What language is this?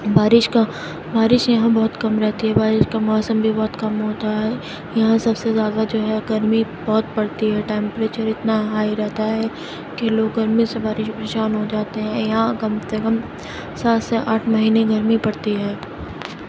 Urdu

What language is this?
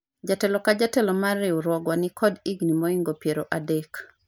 Luo (Kenya and Tanzania)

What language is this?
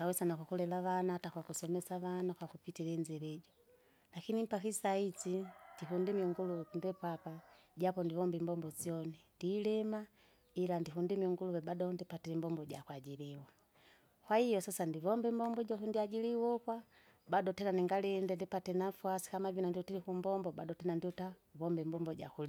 Kinga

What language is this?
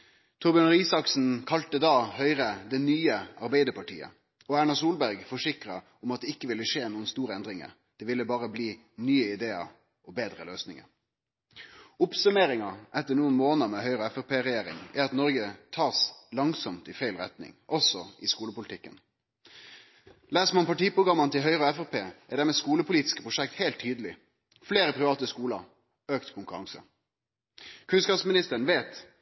Norwegian Nynorsk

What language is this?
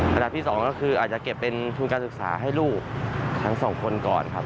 Thai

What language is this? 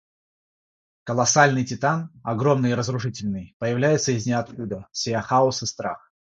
Russian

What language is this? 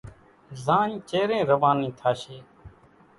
Kachi Koli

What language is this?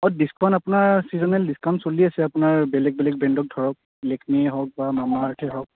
Assamese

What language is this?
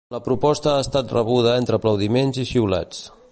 Catalan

